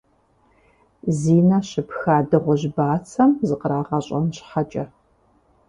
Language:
Kabardian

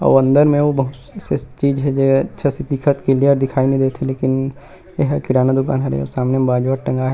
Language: Chhattisgarhi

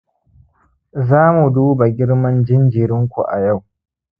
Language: Hausa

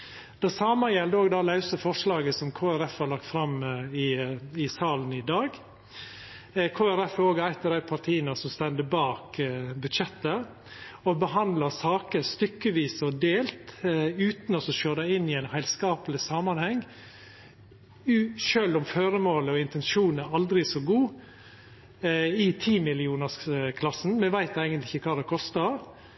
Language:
Norwegian Nynorsk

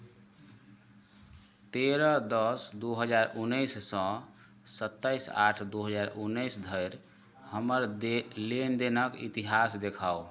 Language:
Maithili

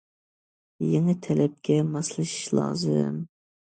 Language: Uyghur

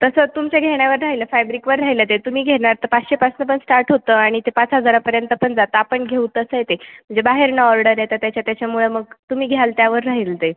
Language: Marathi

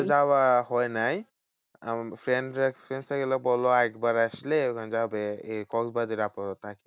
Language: Bangla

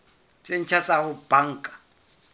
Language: Southern Sotho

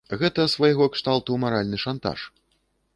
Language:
Belarusian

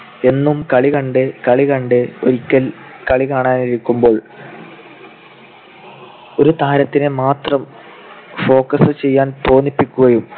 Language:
Malayalam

